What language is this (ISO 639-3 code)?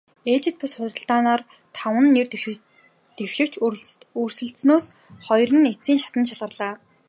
mon